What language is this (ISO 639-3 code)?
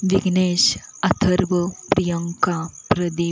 mar